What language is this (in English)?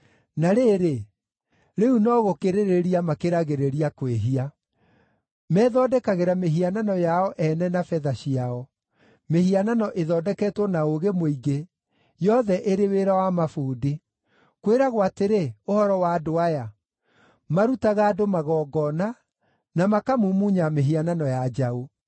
Kikuyu